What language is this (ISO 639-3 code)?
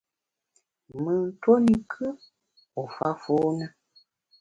bax